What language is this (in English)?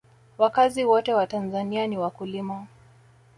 Swahili